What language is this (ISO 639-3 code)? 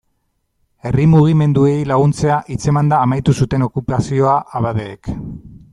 eus